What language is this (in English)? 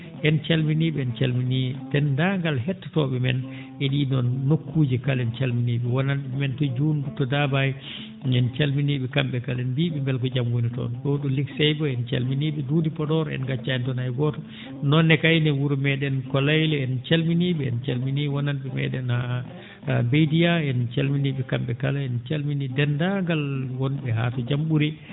Fula